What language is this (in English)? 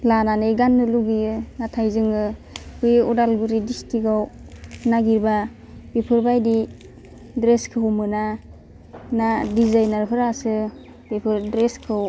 Bodo